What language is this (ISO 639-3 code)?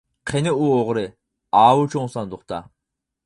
uig